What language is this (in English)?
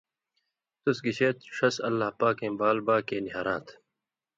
Indus Kohistani